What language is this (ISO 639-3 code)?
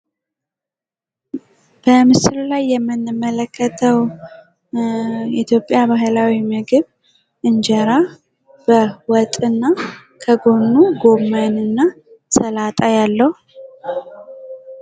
amh